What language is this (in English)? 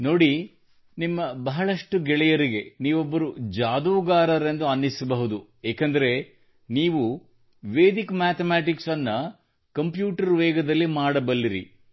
Kannada